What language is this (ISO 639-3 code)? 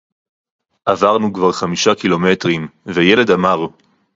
heb